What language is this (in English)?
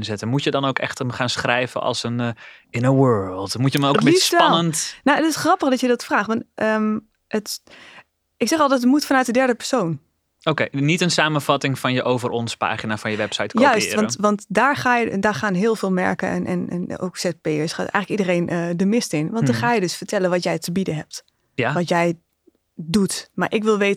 Dutch